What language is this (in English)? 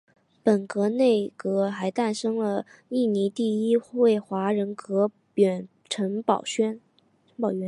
Chinese